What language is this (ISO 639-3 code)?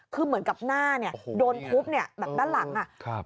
tha